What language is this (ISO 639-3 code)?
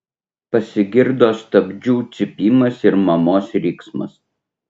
lit